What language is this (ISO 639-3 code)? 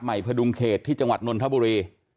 tha